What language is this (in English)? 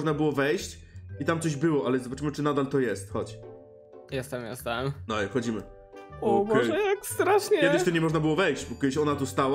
Polish